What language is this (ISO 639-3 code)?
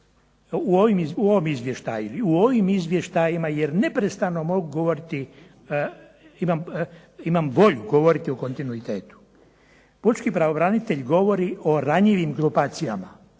hrv